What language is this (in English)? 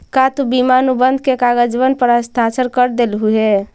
Magahi